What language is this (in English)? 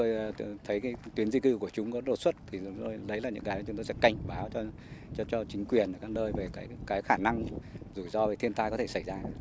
Vietnamese